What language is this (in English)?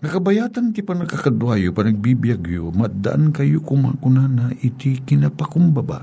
Filipino